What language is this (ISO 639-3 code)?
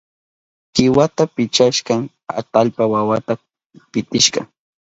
qup